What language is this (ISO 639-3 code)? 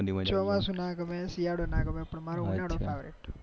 guj